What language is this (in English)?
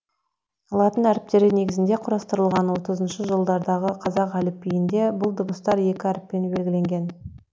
Kazakh